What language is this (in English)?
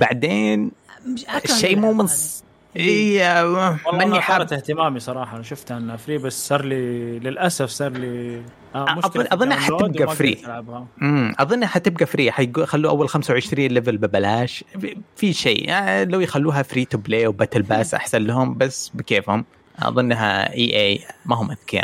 Arabic